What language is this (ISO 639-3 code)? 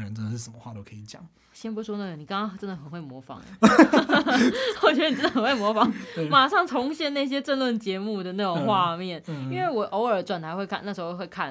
zho